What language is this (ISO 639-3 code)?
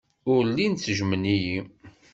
kab